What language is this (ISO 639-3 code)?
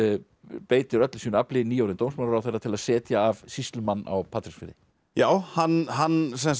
isl